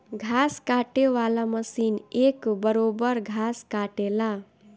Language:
Bhojpuri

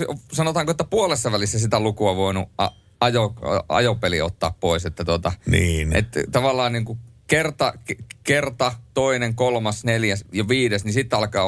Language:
Finnish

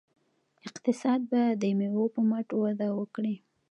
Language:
Pashto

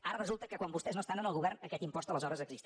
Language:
Catalan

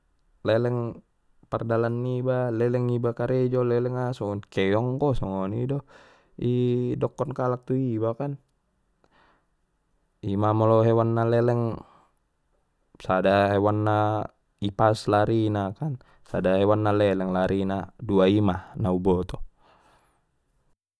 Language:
Batak Mandailing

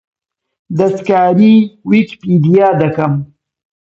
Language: Central Kurdish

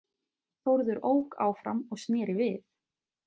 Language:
Icelandic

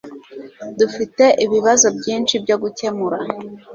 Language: Kinyarwanda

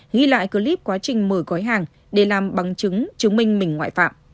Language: Vietnamese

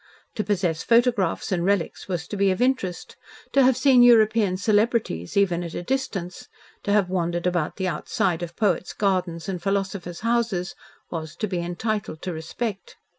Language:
English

